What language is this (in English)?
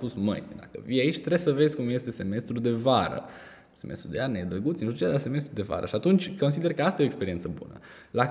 Romanian